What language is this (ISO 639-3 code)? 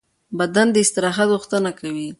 pus